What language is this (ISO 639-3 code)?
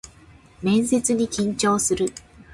jpn